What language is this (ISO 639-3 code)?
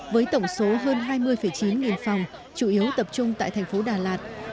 vie